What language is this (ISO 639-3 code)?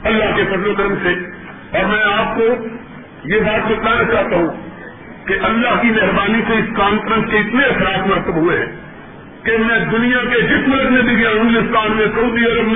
urd